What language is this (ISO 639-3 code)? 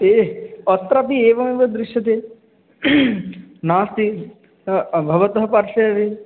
san